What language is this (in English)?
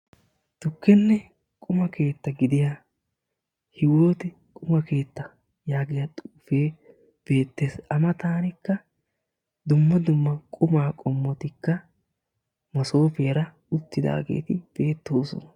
Wolaytta